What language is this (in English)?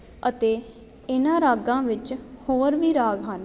Punjabi